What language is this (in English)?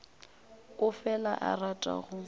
Northern Sotho